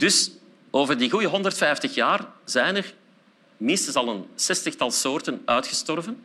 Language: Dutch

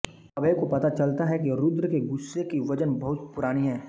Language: Hindi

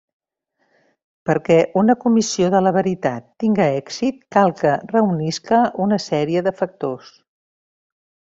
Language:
Catalan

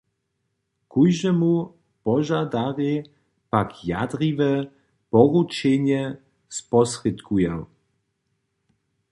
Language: Upper Sorbian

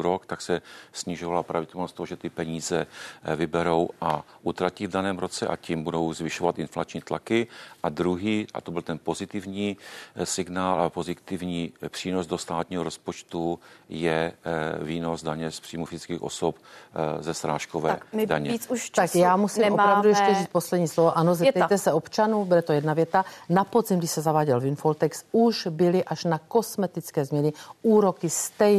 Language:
Czech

